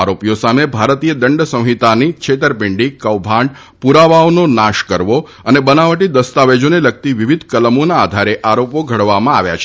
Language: Gujarati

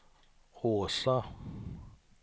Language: Swedish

